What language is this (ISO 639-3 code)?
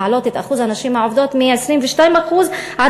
heb